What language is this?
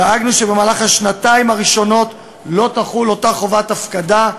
Hebrew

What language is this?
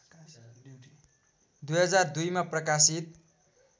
Nepali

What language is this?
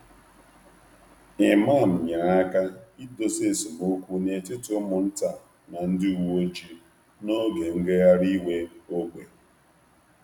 Igbo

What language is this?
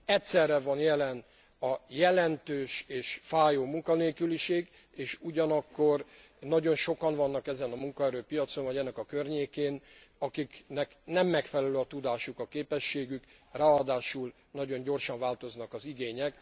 Hungarian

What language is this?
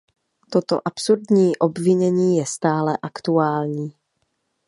Czech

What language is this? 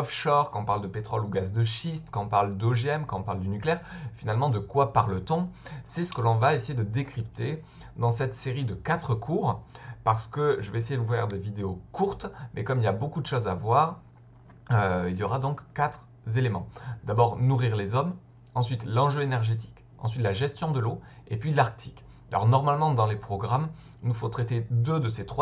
French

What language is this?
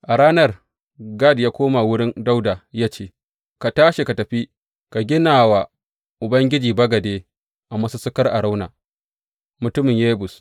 Hausa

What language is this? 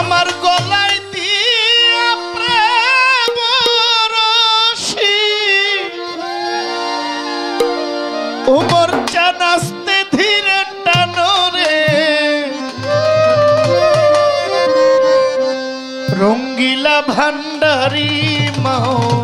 Arabic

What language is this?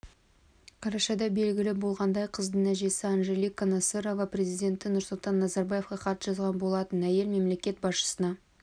Kazakh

